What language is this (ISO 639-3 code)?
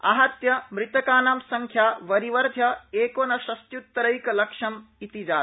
san